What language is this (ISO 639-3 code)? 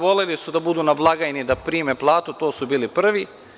srp